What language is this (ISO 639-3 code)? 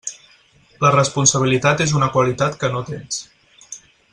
cat